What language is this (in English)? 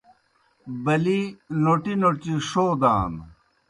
Kohistani Shina